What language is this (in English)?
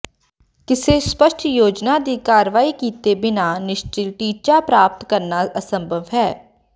Punjabi